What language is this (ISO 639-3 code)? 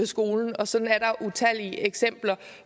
dan